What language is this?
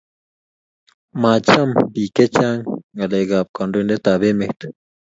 Kalenjin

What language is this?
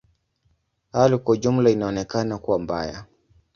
Swahili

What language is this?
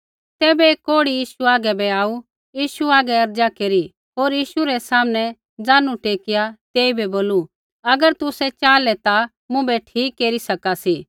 Kullu Pahari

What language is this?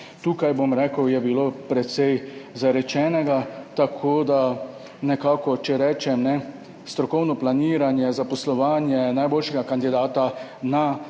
Slovenian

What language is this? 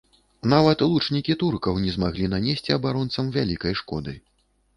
Belarusian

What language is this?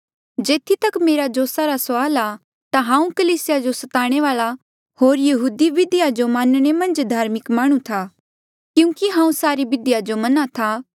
Mandeali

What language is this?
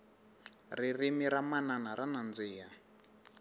Tsonga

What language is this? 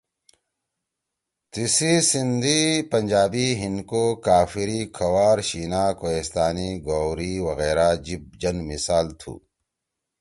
Torwali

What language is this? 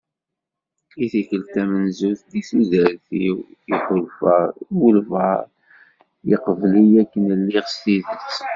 Kabyle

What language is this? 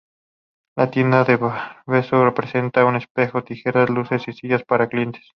Spanish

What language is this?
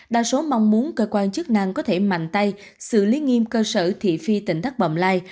Vietnamese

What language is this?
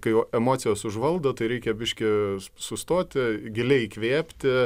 Lithuanian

